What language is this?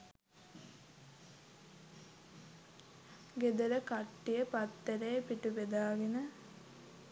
Sinhala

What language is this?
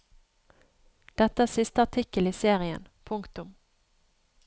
Norwegian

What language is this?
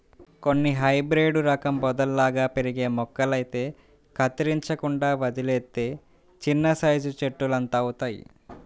Telugu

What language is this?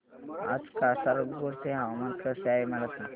Marathi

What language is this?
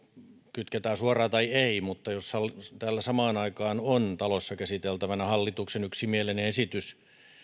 Finnish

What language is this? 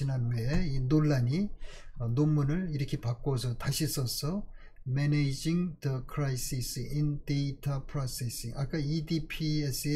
Korean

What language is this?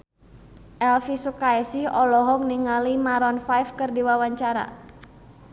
Sundanese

